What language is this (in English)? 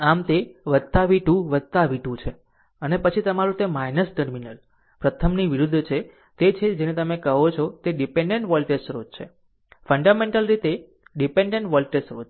Gujarati